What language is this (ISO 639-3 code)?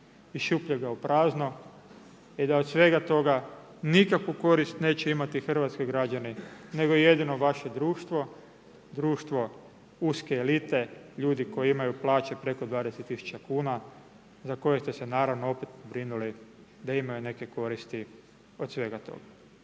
hrv